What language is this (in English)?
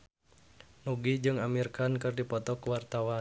Sundanese